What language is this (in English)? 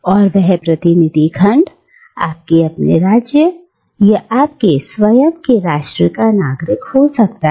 Hindi